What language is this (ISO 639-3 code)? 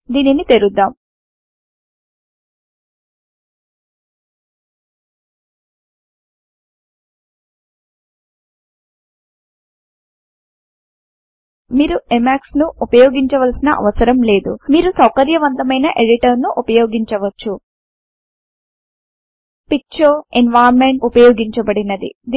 tel